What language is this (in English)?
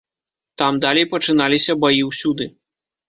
Belarusian